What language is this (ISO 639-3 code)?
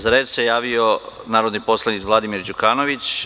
srp